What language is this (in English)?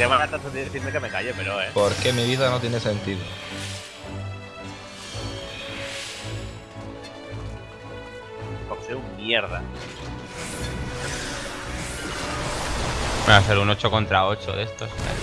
Spanish